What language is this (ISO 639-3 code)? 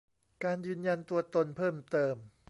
tha